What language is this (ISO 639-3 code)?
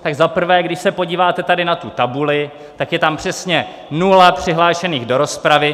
ces